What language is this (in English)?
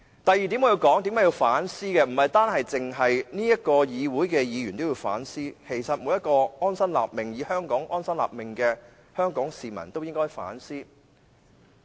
Cantonese